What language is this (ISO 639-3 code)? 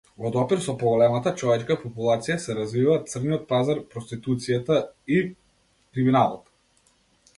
mkd